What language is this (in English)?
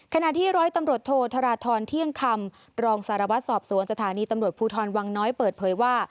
Thai